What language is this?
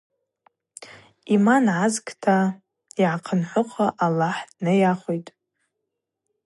Abaza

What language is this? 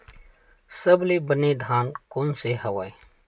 Chhattisgarhi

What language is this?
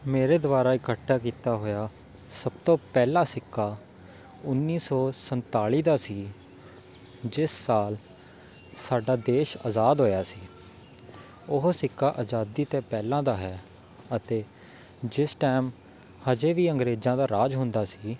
Punjabi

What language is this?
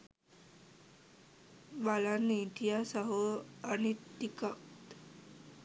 Sinhala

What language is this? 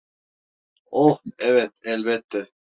Turkish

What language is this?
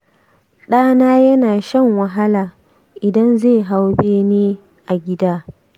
Hausa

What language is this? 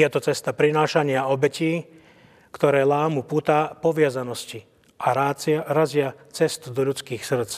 Slovak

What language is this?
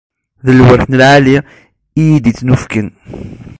Kabyle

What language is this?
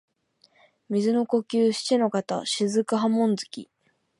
Japanese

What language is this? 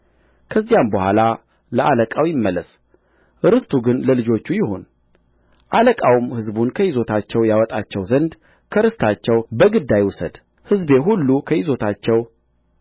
Amharic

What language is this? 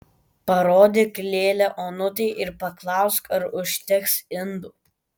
Lithuanian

